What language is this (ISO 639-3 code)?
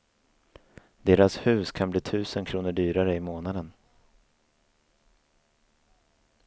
swe